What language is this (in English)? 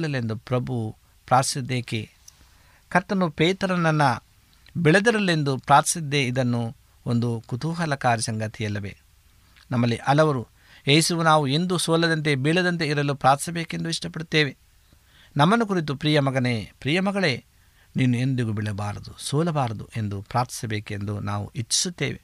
Kannada